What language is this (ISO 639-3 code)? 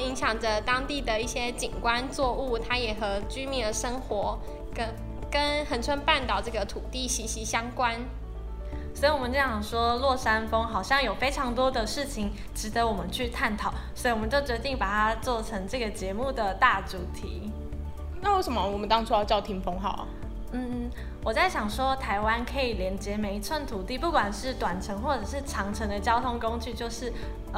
zho